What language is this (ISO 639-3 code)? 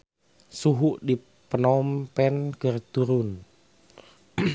sun